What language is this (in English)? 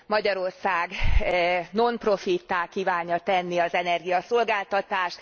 Hungarian